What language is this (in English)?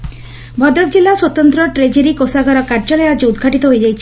Odia